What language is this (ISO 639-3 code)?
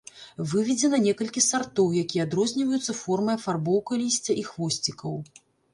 bel